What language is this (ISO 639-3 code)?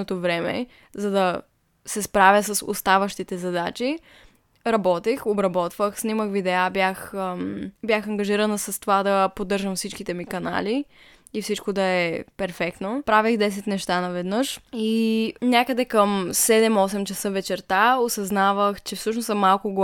bul